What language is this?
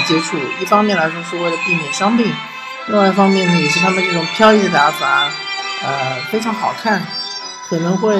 Chinese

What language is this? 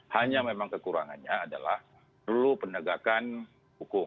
Indonesian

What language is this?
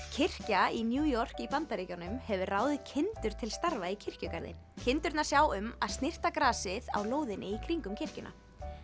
Icelandic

